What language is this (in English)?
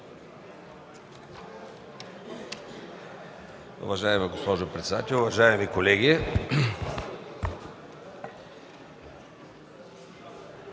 Bulgarian